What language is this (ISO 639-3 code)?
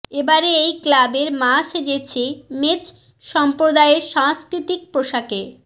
ben